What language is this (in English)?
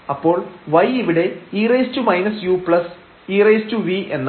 Malayalam